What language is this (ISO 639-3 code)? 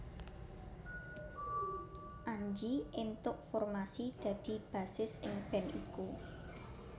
jav